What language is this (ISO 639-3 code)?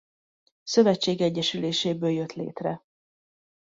hun